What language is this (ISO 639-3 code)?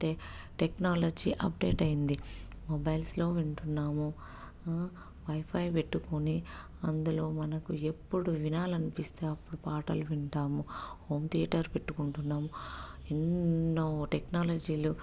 tel